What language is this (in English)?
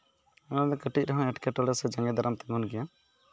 Santali